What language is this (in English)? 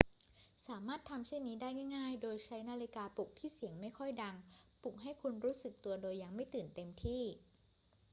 Thai